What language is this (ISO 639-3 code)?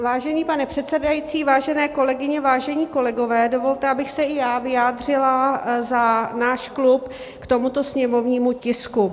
ces